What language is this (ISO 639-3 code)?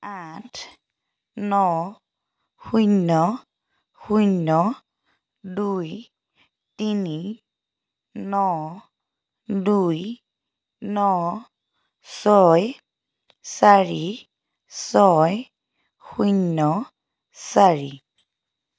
asm